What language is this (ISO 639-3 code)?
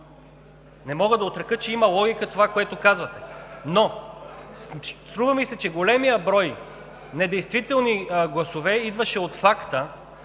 bul